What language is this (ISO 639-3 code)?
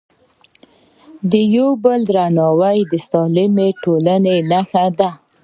pus